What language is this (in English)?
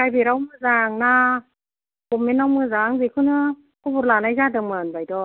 Bodo